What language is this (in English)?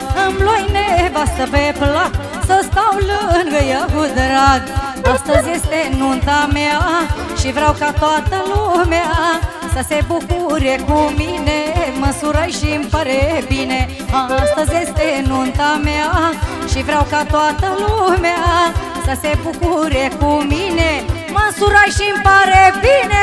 Romanian